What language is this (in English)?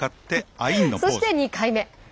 Japanese